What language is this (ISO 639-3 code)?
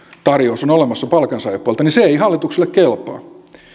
fin